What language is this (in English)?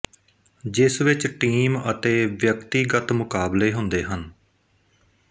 Punjabi